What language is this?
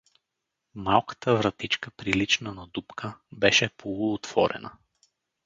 Bulgarian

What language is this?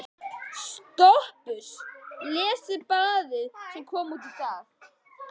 Icelandic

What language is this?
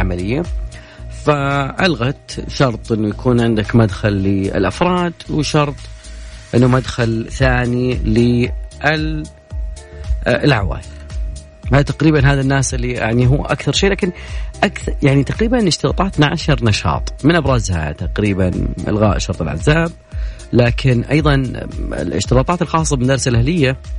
Arabic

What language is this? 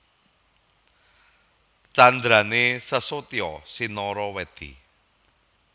Javanese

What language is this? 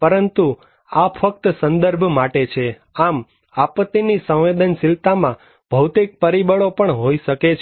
Gujarati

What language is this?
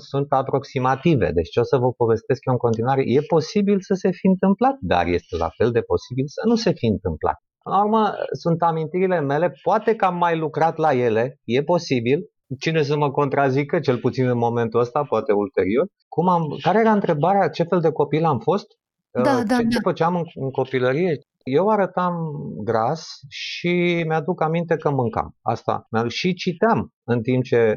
Romanian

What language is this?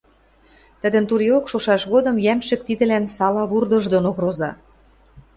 Western Mari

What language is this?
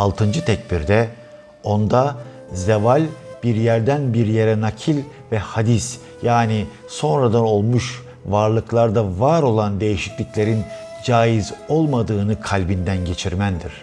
Turkish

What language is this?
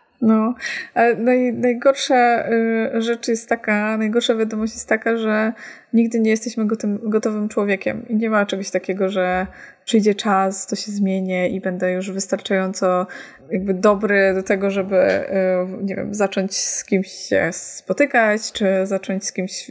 Polish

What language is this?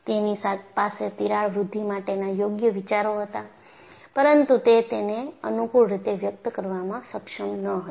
Gujarati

